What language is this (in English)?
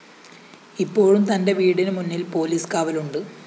Malayalam